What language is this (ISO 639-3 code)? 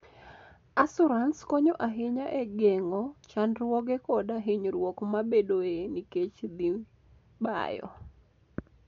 luo